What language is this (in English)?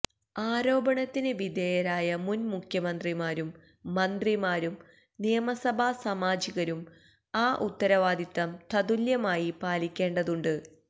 Malayalam